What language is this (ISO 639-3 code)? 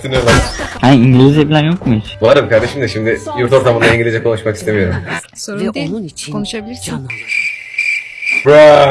tur